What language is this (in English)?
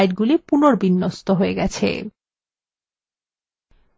Bangla